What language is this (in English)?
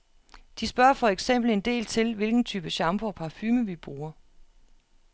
Danish